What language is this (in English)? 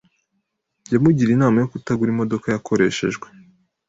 Kinyarwanda